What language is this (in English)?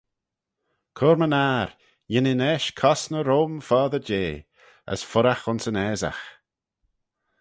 Manx